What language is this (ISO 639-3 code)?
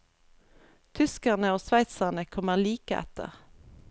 nor